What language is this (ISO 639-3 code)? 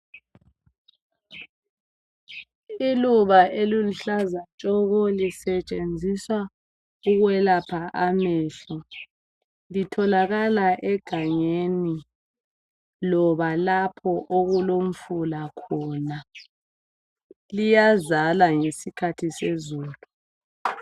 nde